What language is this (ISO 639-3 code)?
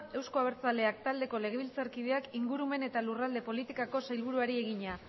eus